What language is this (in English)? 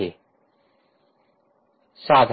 Marathi